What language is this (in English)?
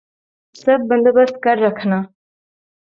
Urdu